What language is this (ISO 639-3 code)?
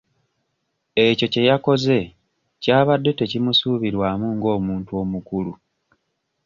lug